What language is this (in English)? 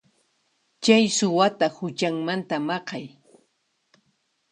Puno Quechua